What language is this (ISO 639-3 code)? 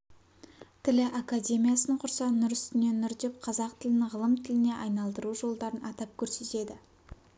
kaz